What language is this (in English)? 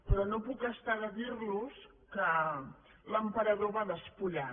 Catalan